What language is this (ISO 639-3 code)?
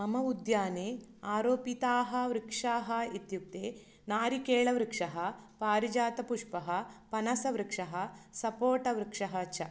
san